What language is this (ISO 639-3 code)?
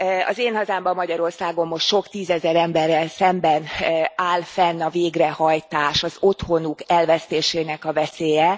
hun